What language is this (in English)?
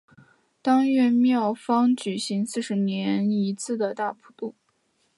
Chinese